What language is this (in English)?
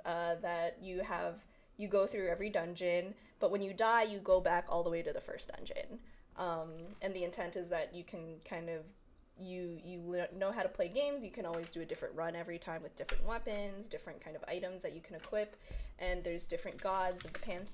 English